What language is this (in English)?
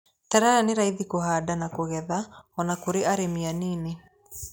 Kikuyu